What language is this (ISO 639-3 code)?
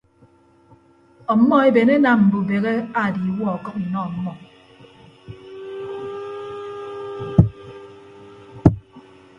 ibb